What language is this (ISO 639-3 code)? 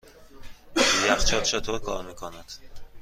fas